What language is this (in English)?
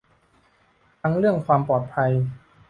Thai